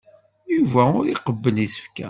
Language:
Kabyle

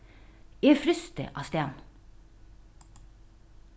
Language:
Faroese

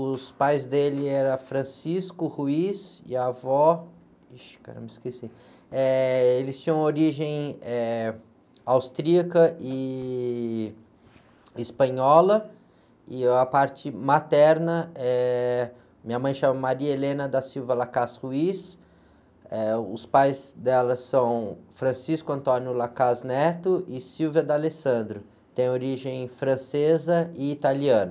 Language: Portuguese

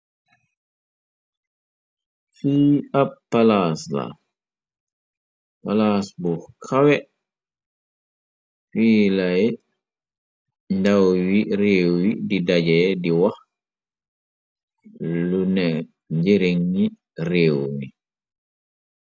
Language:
Wolof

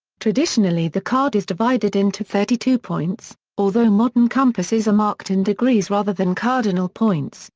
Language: English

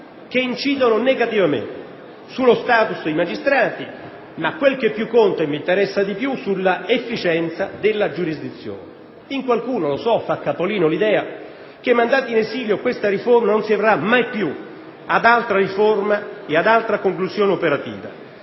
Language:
Italian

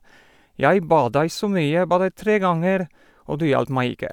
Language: Norwegian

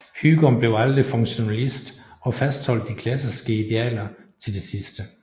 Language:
Danish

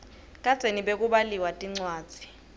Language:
Swati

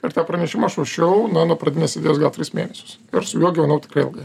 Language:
Lithuanian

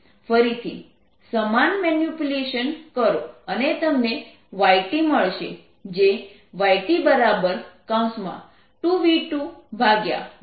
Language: Gujarati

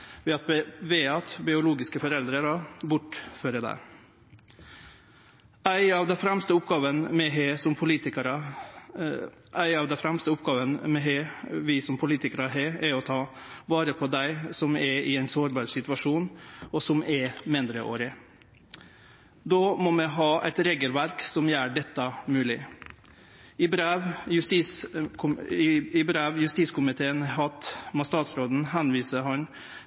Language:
Norwegian Nynorsk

